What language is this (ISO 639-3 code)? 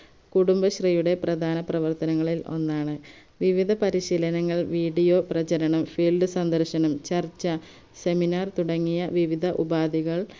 mal